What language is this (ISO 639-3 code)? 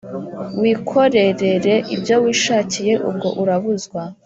kin